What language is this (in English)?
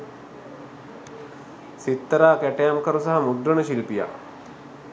Sinhala